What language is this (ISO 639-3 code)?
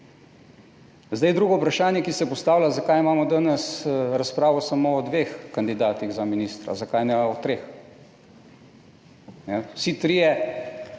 slv